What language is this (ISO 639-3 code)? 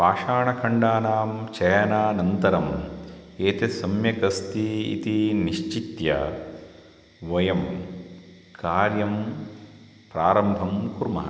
san